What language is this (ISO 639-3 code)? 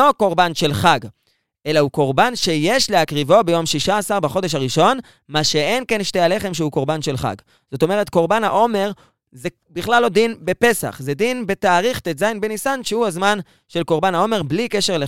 heb